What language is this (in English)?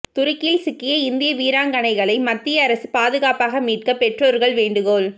Tamil